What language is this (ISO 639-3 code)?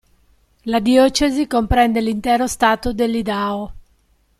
ita